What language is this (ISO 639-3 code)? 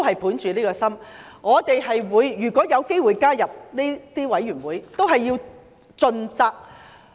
yue